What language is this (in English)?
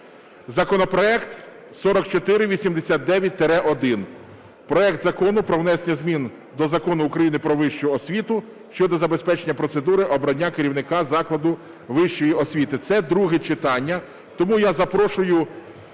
Ukrainian